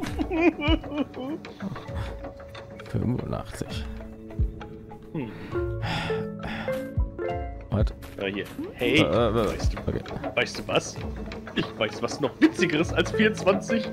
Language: German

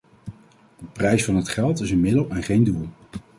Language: Dutch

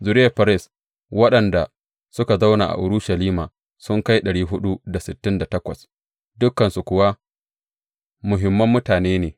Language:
Hausa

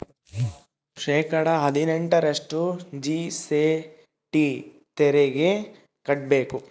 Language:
Kannada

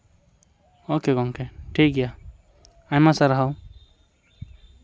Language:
Santali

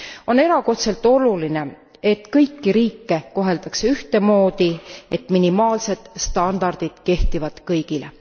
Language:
Estonian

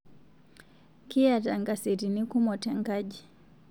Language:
Masai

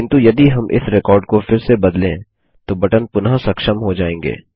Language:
Hindi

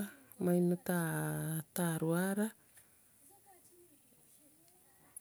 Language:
Gusii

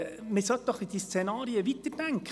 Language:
Swiss German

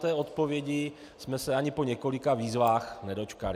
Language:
Czech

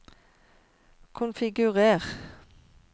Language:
Norwegian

